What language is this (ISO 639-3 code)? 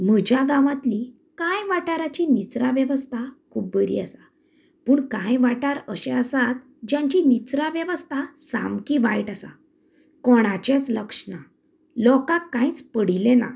kok